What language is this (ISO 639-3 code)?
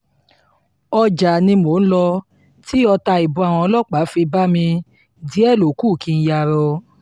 yor